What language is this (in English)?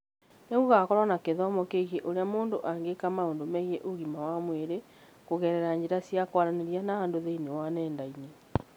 Kikuyu